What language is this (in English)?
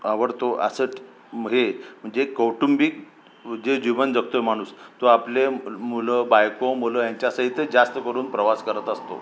Marathi